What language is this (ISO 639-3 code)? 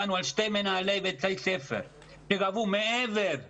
heb